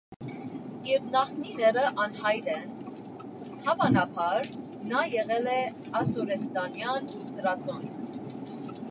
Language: Armenian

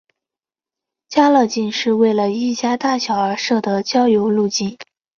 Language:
Chinese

